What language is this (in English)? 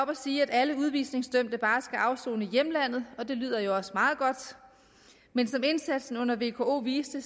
Danish